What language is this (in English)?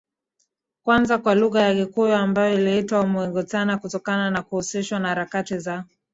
Swahili